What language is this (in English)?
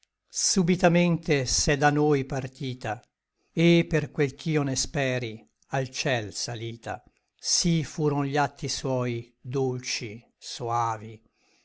Italian